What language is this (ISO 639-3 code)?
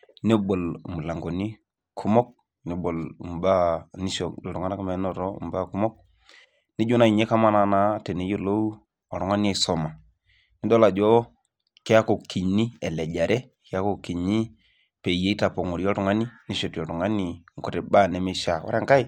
mas